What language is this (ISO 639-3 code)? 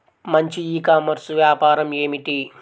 tel